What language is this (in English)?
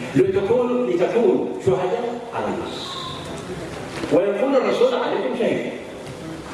Arabic